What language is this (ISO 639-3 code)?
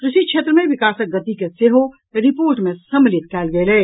mai